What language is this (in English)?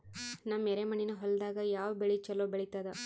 Kannada